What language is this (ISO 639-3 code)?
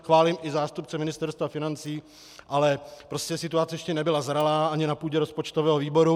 ces